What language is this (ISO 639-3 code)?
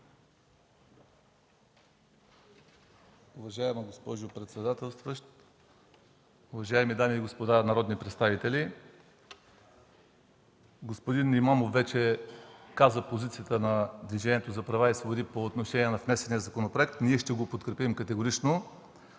bul